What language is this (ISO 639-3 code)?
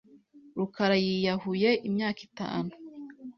kin